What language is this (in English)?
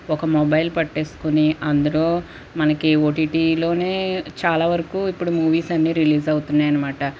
Telugu